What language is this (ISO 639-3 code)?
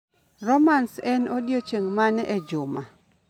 luo